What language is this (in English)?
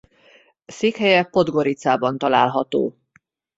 Hungarian